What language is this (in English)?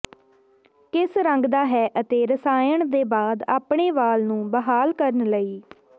Punjabi